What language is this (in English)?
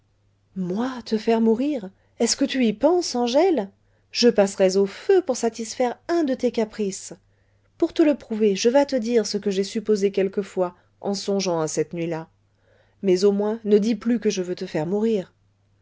French